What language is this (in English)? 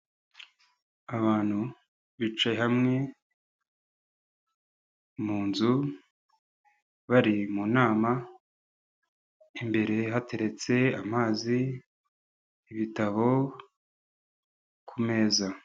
Kinyarwanda